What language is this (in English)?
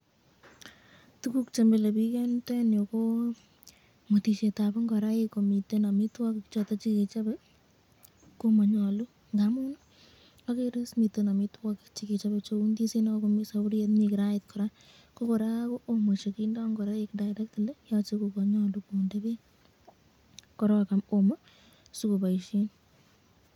Kalenjin